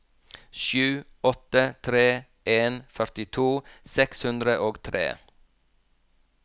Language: Norwegian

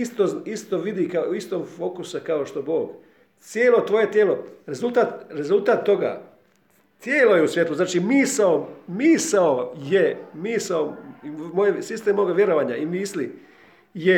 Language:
Croatian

